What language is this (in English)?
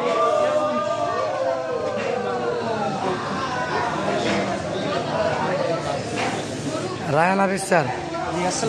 Arabic